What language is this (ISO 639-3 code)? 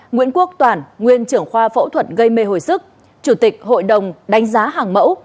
vie